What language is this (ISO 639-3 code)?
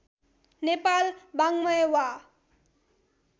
nep